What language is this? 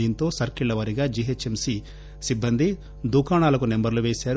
Telugu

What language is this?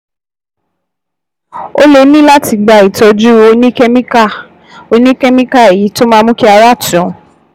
Yoruba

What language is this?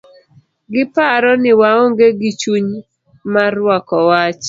Luo (Kenya and Tanzania)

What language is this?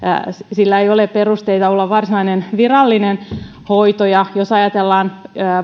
Finnish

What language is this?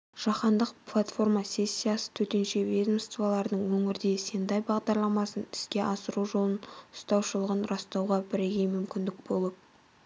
Kazakh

